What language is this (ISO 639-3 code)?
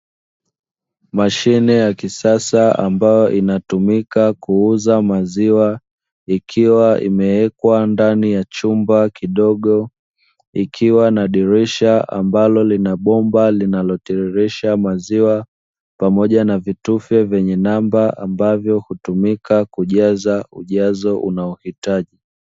swa